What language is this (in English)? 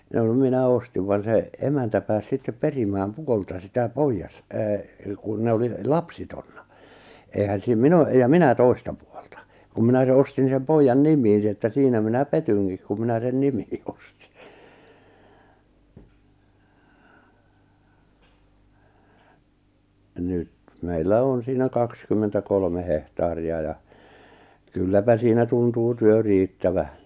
Finnish